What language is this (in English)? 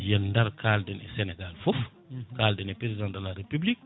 Fula